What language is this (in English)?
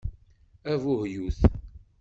Kabyle